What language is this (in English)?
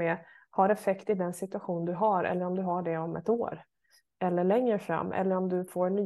Swedish